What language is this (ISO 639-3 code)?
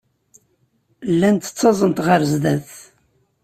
kab